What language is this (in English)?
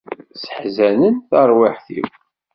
Kabyle